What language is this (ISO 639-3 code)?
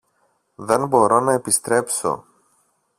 ell